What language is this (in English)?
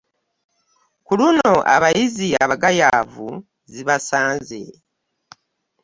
Ganda